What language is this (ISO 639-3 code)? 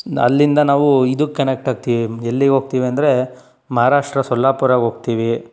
kan